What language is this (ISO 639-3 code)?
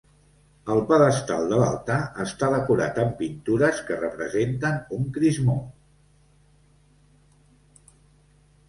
cat